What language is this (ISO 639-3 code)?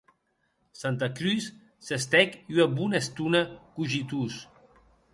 oci